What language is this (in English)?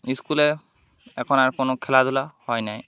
Bangla